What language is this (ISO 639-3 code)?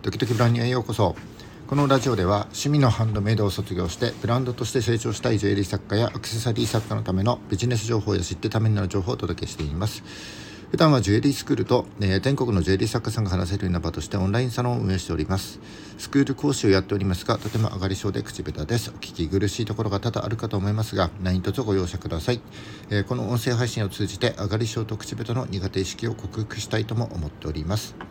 jpn